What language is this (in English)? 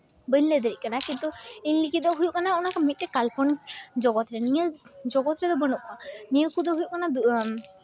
Santali